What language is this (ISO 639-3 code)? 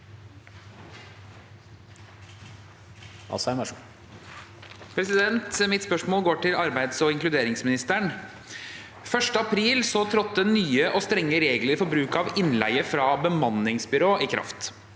nor